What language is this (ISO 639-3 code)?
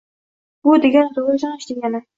uzb